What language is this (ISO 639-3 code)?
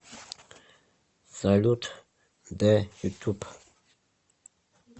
rus